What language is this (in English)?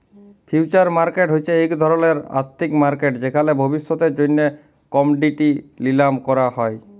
Bangla